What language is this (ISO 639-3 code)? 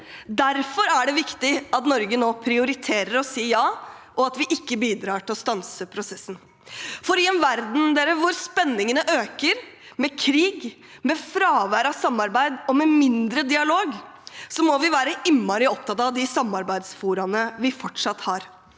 nor